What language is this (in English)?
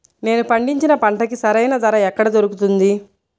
Telugu